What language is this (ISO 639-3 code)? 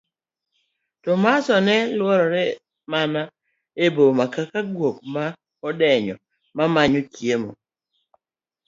luo